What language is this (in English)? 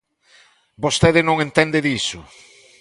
Galician